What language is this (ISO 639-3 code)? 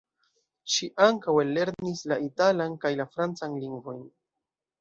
epo